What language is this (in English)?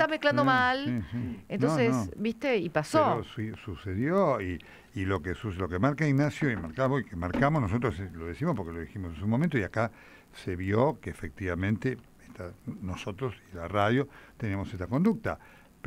Spanish